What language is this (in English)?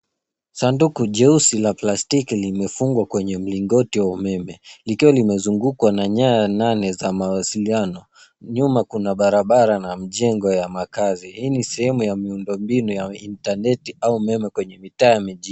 Swahili